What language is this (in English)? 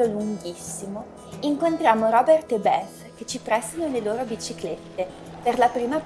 Italian